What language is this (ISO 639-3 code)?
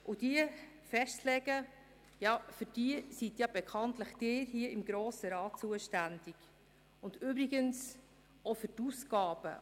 gsw